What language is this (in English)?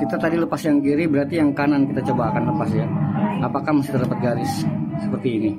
Indonesian